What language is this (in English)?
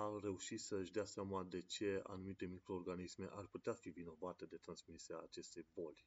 Romanian